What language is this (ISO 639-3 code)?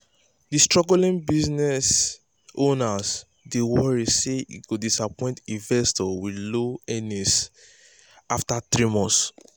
pcm